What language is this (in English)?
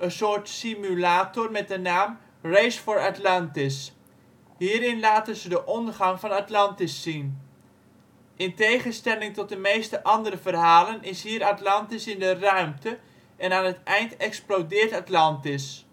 Dutch